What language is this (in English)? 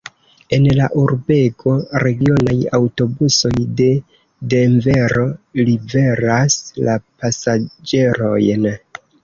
Esperanto